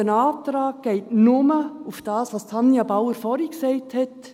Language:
Swiss German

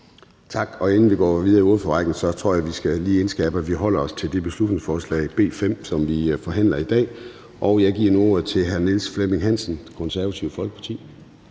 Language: Danish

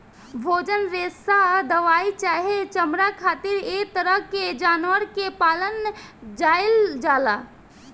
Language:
Bhojpuri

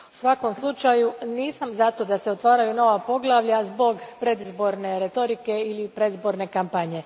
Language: Croatian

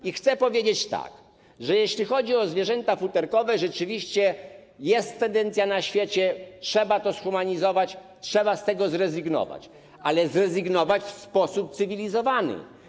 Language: Polish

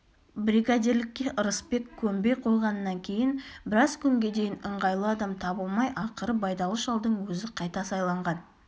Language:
Kazakh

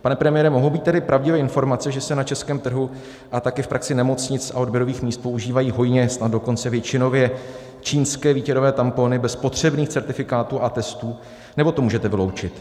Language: Czech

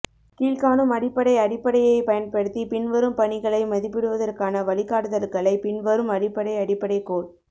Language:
Tamil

